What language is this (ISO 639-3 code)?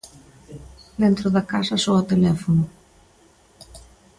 glg